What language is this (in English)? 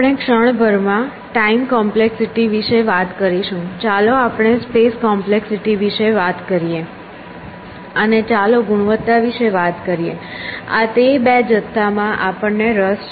Gujarati